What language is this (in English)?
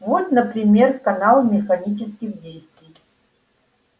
Russian